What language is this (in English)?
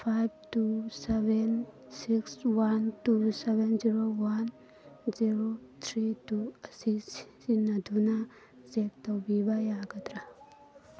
Manipuri